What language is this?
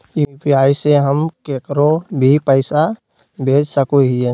Magahi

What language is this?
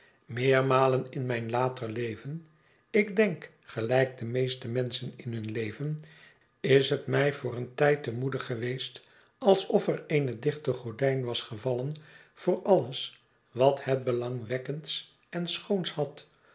Dutch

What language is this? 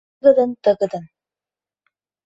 Mari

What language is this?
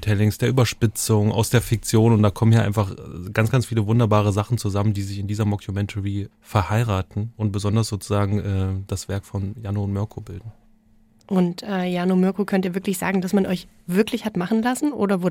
German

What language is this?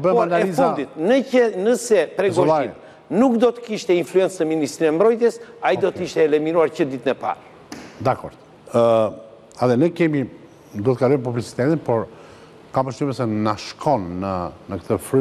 Romanian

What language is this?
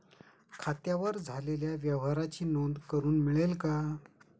Marathi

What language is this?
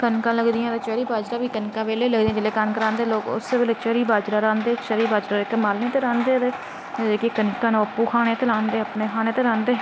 Dogri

